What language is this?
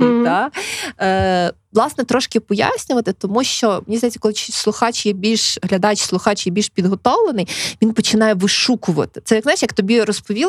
Ukrainian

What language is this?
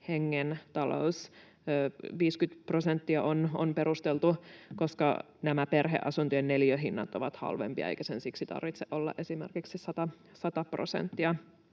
Finnish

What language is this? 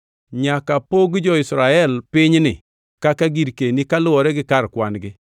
Luo (Kenya and Tanzania)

